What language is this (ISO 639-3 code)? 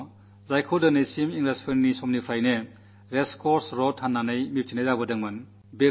mal